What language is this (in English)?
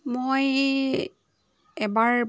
Assamese